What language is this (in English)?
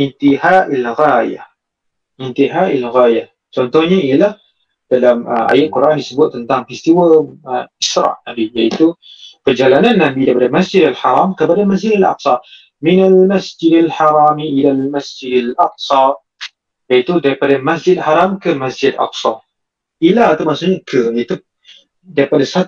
Malay